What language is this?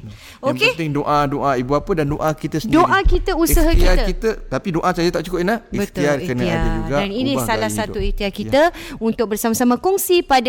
Malay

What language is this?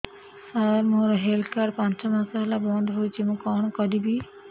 Odia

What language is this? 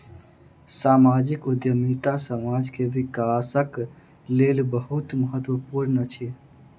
Maithili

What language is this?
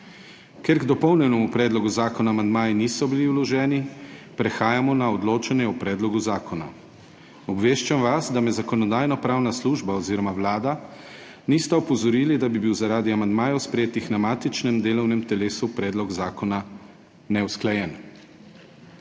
Slovenian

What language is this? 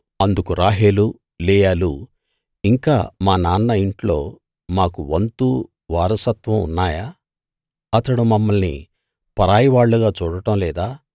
Telugu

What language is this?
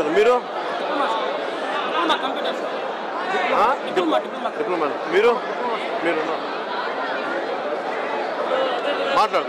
Romanian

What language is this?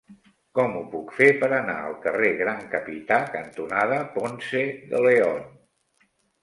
Catalan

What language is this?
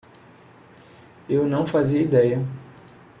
Portuguese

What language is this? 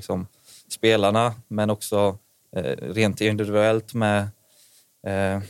Swedish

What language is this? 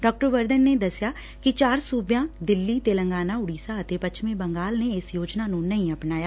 Punjabi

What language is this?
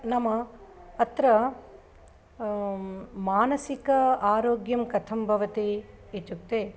Sanskrit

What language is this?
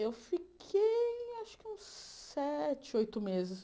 Portuguese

